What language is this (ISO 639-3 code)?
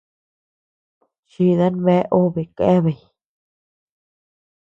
cux